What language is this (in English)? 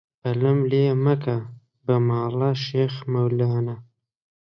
Central Kurdish